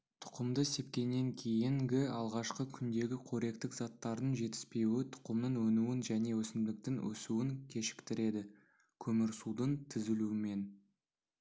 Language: Kazakh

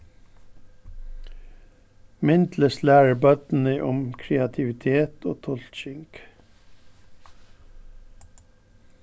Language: Faroese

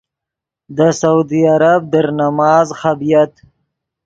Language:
Yidgha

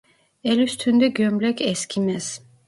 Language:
Turkish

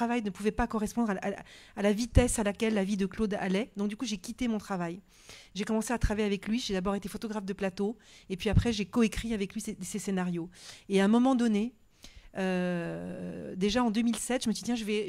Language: French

